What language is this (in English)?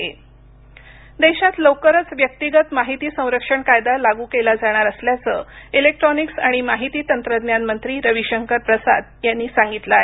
Marathi